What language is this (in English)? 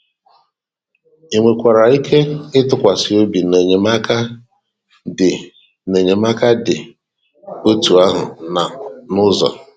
Igbo